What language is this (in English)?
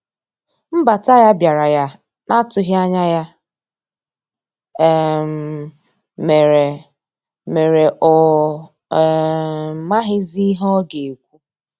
Igbo